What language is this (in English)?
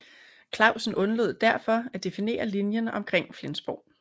Danish